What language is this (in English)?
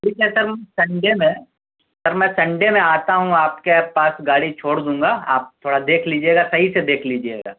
Urdu